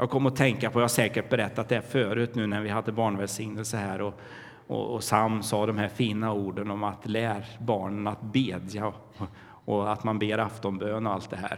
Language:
Swedish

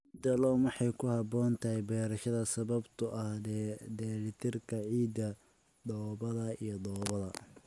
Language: Somali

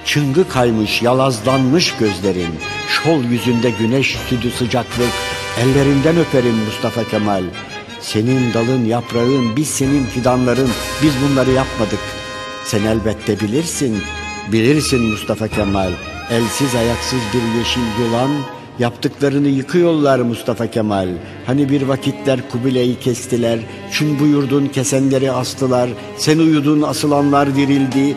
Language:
Turkish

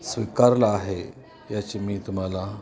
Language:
Marathi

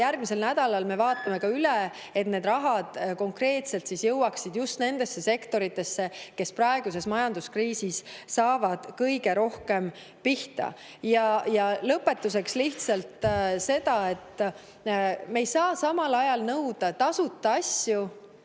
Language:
Estonian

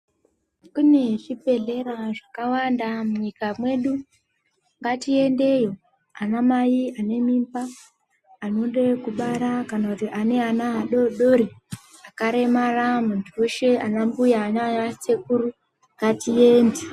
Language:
Ndau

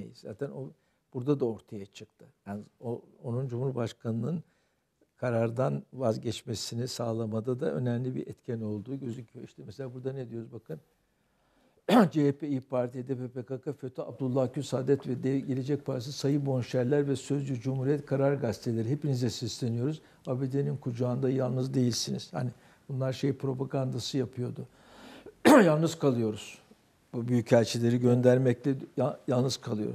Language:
Turkish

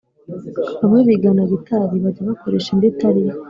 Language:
Kinyarwanda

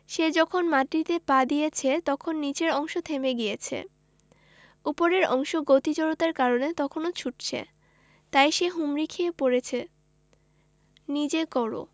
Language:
Bangla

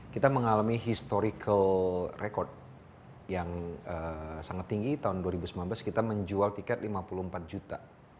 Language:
Indonesian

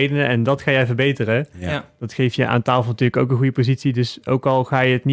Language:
Dutch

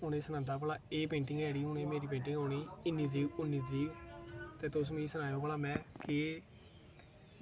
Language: Dogri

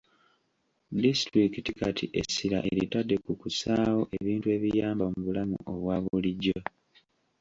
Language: Ganda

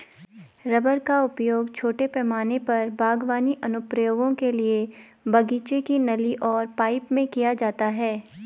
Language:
Hindi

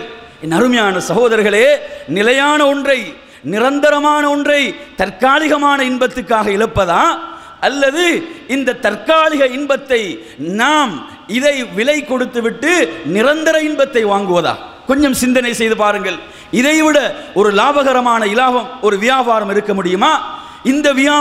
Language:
Indonesian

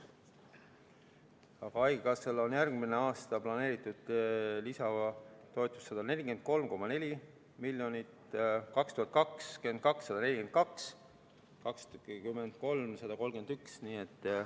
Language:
Estonian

